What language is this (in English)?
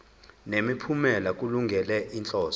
Zulu